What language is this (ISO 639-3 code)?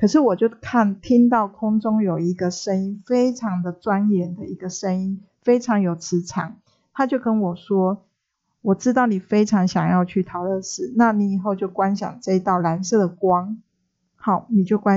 zho